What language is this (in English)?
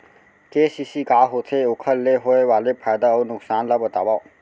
Chhattisgarhi